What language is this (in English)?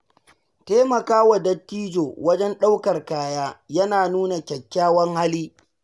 Hausa